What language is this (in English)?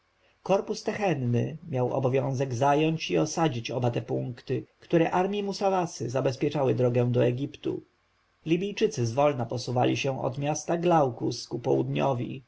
Polish